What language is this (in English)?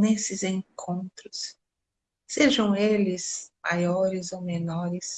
Portuguese